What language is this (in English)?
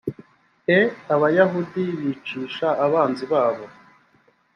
Kinyarwanda